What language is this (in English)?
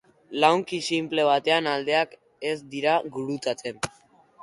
Basque